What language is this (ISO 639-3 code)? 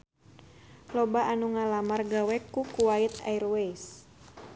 sun